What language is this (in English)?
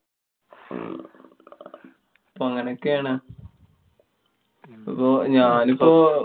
Malayalam